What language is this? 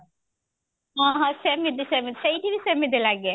Odia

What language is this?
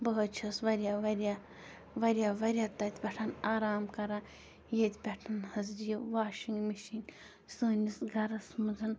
Kashmiri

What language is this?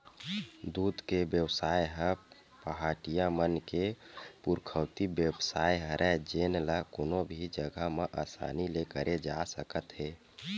Chhattisgarhi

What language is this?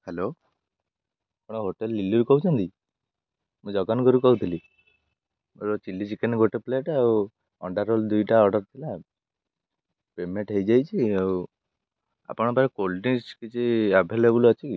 Odia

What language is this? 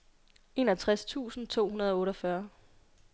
Danish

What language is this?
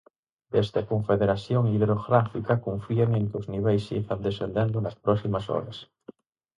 Galician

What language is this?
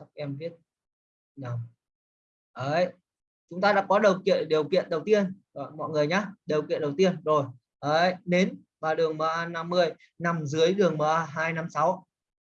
Vietnamese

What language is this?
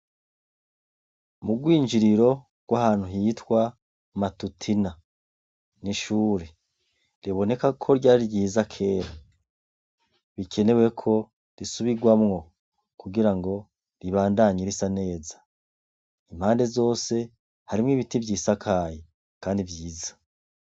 Rundi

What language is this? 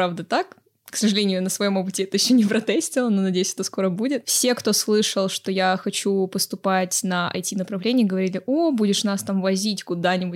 Russian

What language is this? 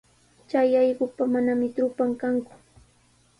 Sihuas Ancash Quechua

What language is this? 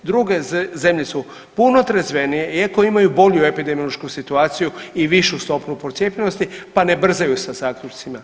Croatian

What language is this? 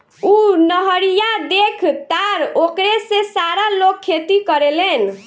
Bhojpuri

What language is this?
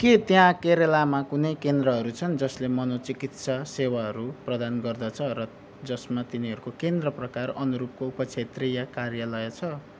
Nepali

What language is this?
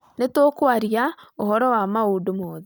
Kikuyu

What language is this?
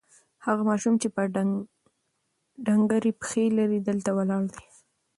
Pashto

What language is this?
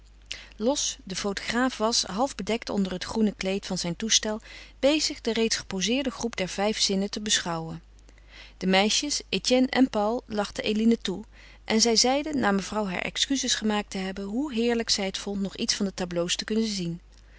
Dutch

